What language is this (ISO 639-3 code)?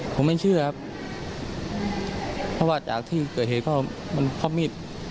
tha